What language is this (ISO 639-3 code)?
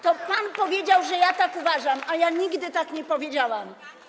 pol